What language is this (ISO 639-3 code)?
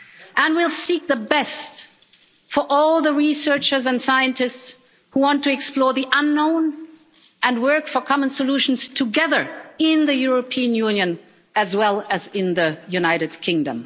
eng